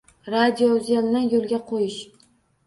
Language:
Uzbek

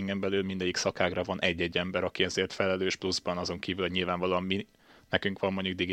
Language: Hungarian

